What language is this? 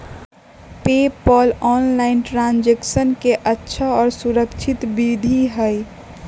Magahi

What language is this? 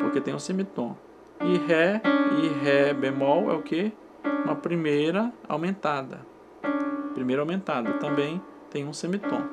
Portuguese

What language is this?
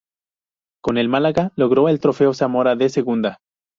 Spanish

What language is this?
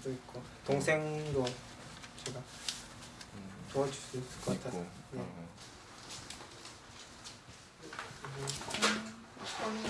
Korean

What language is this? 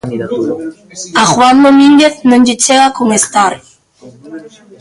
Galician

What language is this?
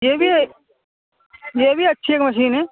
Urdu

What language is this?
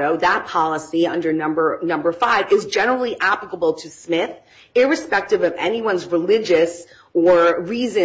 English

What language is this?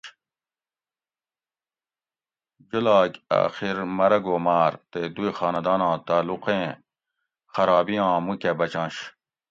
Gawri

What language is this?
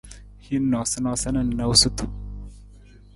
Nawdm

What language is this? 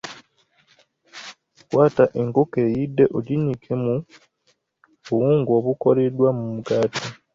Ganda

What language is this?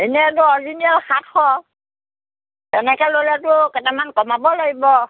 Assamese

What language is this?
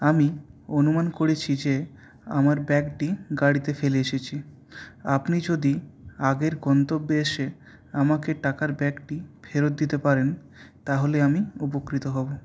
Bangla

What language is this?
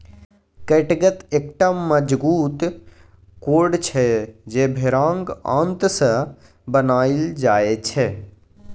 Maithili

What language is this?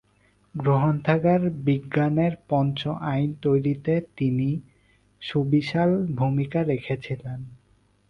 Bangla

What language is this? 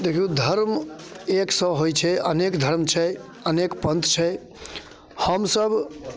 Maithili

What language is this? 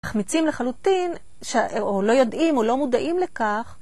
Hebrew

